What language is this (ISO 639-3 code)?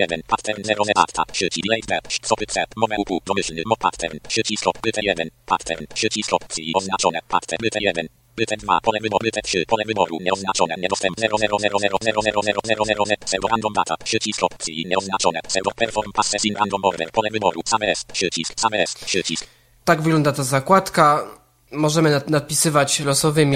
pol